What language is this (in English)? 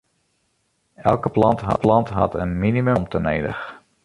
Western Frisian